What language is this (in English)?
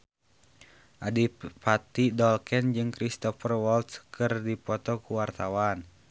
Sundanese